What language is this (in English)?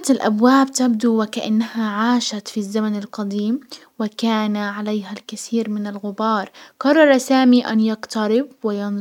Hijazi Arabic